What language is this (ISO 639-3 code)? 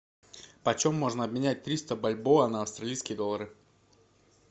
rus